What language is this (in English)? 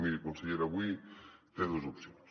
Catalan